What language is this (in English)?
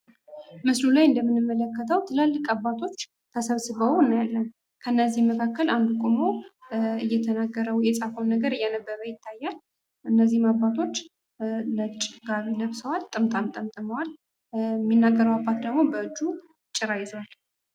Amharic